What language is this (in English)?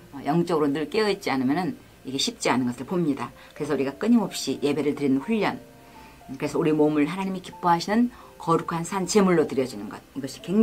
Korean